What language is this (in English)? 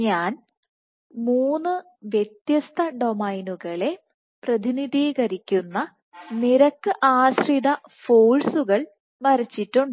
Malayalam